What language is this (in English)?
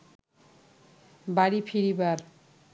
Bangla